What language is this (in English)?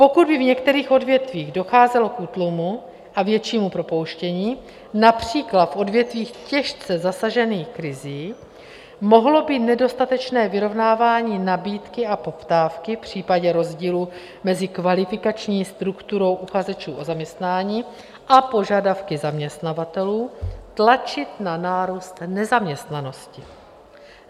Czech